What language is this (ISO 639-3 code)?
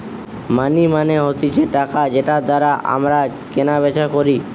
ben